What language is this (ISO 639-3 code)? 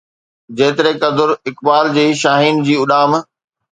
snd